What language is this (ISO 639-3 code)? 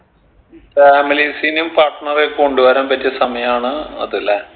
mal